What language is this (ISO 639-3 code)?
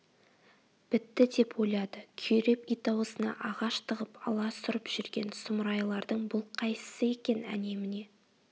kaz